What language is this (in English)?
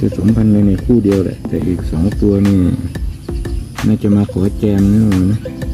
Thai